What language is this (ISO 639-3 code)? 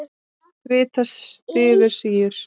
isl